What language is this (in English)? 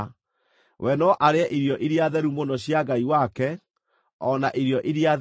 Kikuyu